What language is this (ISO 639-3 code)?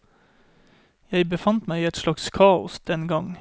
nor